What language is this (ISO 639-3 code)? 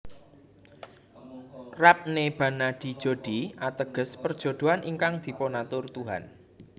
jav